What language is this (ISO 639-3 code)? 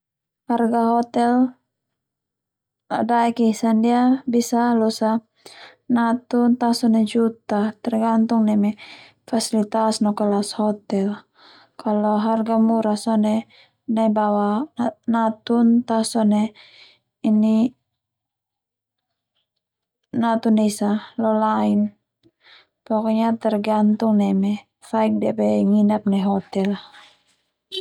twu